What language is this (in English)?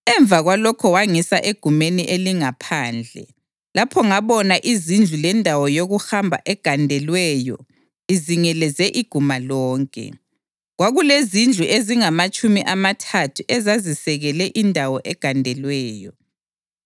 North Ndebele